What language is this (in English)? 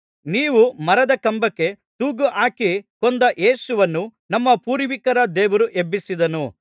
Kannada